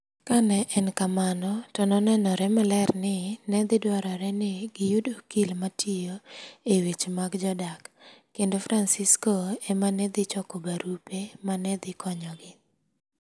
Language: Luo (Kenya and Tanzania)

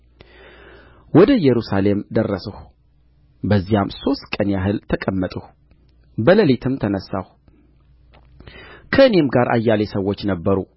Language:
Amharic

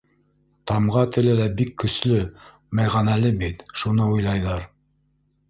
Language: Bashkir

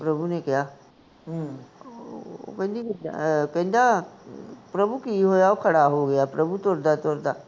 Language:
Punjabi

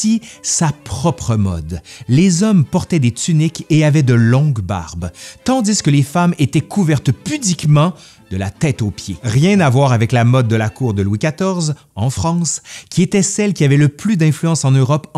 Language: French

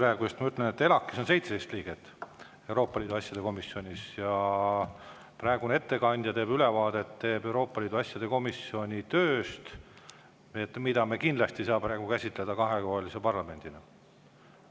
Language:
Estonian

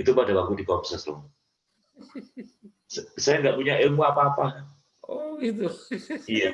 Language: Indonesian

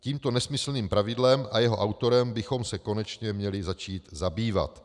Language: Czech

